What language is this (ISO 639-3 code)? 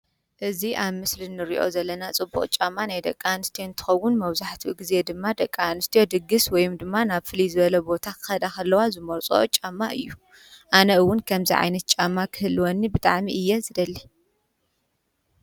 tir